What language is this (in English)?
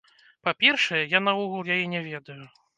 Belarusian